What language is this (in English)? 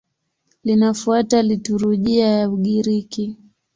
Swahili